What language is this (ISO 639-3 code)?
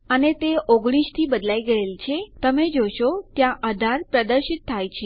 guj